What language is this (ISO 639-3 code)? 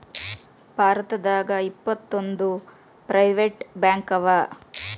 kan